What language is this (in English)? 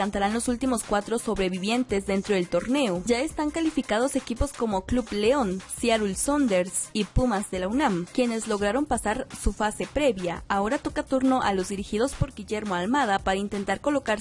Spanish